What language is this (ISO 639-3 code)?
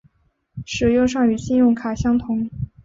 zho